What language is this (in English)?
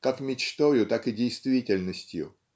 Russian